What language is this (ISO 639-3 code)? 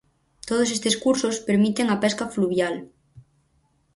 glg